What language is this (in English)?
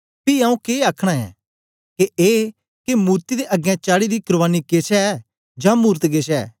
Dogri